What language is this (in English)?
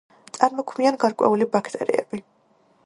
Georgian